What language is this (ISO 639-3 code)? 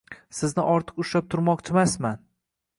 uzb